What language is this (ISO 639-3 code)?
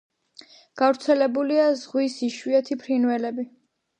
kat